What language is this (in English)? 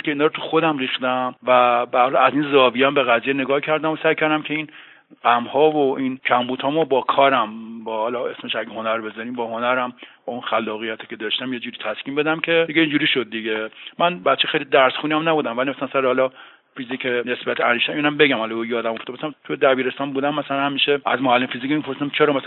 Persian